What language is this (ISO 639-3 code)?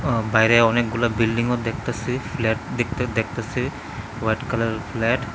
ben